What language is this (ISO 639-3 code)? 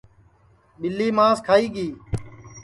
ssi